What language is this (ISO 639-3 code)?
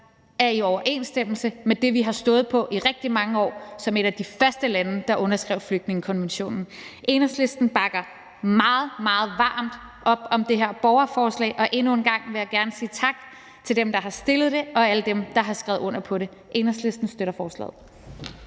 dan